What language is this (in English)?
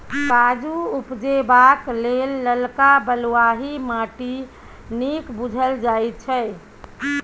Maithili